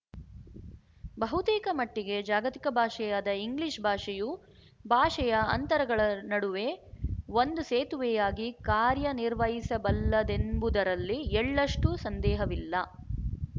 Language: Kannada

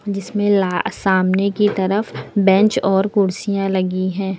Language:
Hindi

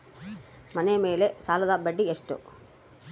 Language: Kannada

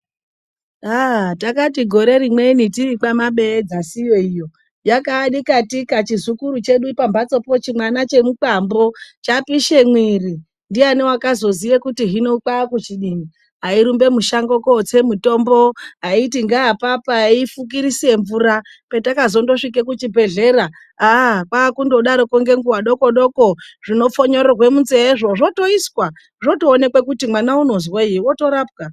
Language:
Ndau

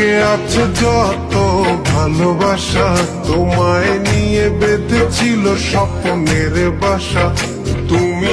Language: Romanian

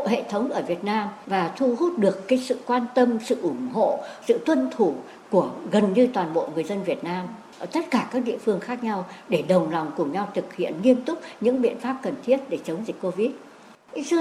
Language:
Vietnamese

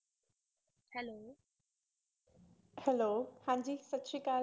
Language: Punjabi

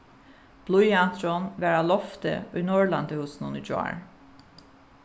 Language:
Faroese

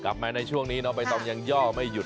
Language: Thai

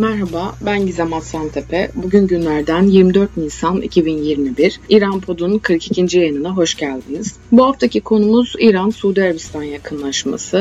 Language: Turkish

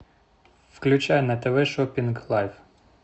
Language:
Russian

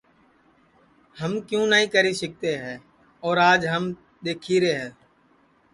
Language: Sansi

